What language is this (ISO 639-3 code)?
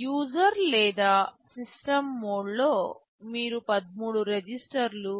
tel